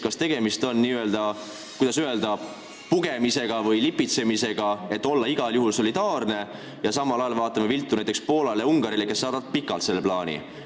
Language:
Estonian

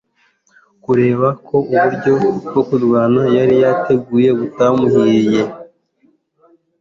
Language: Kinyarwanda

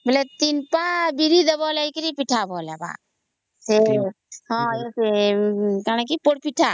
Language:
Odia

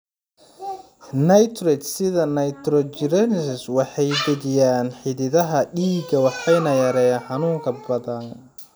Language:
Somali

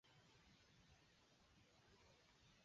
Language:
Chinese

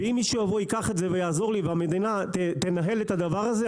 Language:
Hebrew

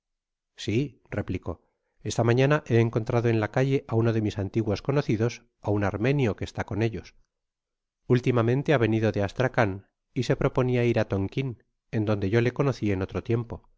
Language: Spanish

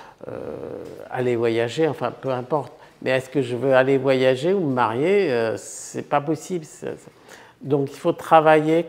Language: French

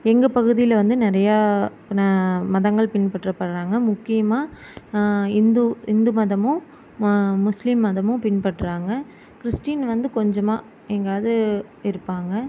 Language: Tamil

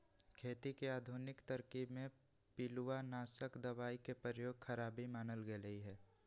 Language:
Magahi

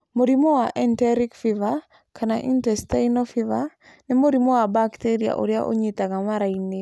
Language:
Kikuyu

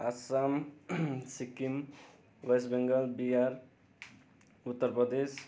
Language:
Nepali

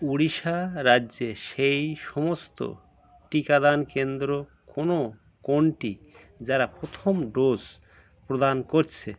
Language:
Bangla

